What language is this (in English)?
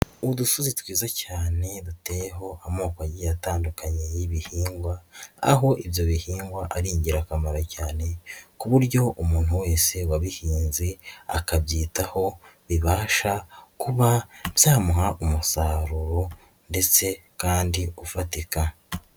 Kinyarwanda